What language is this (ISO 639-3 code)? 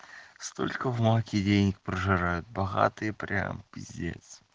rus